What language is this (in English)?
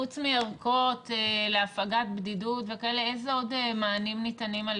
Hebrew